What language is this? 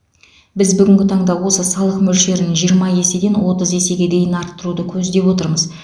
Kazakh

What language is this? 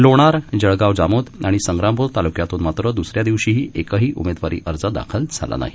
Marathi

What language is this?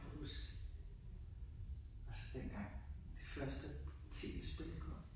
Danish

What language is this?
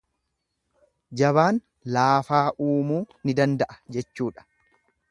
Oromo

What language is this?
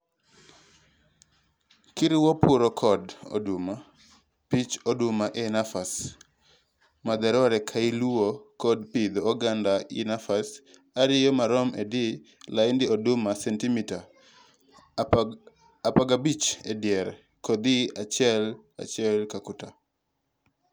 Luo (Kenya and Tanzania)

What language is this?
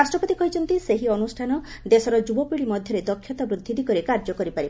Odia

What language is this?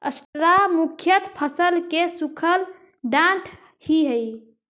Magahi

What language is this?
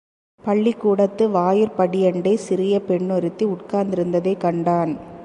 Tamil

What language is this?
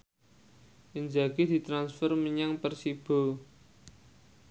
Javanese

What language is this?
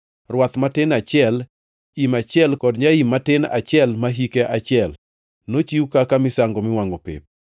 Luo (Kenya and Tanzania)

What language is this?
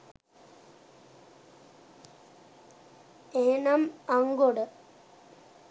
Sinhala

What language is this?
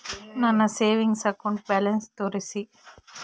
Kannada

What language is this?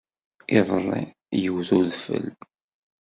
Kabyle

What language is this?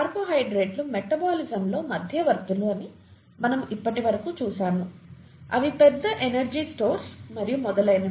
Telugu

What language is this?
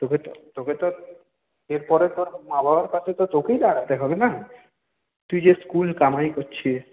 Bangla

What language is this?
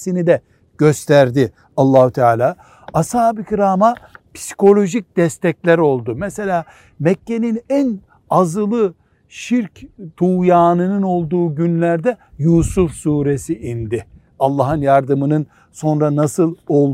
Turkish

